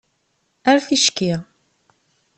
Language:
Kabyle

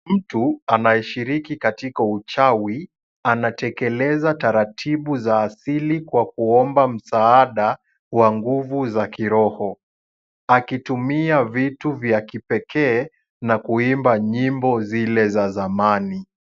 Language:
Swahili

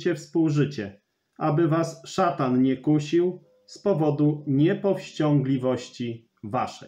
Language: Polish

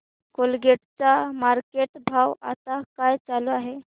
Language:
Marathi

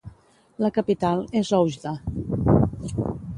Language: Catalan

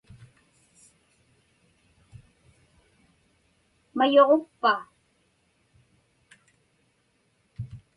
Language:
Inupiaq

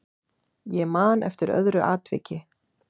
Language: Icelandic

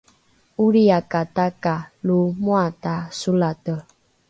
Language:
Rukai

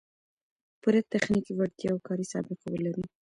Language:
Pashto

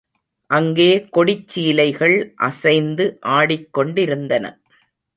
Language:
Tamil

